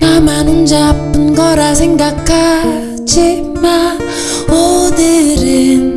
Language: Korean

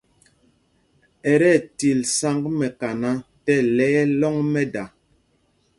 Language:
Mpumpong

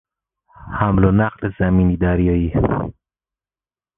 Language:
Persian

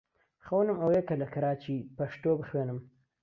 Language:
Central Kurdish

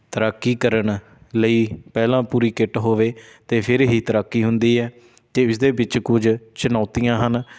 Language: Punjabi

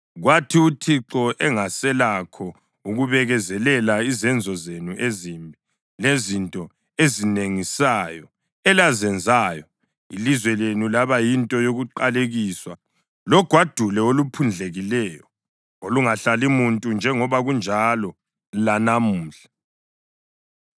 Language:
North Ndebele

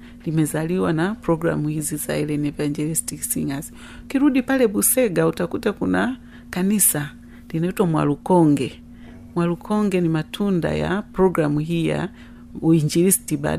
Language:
Swahili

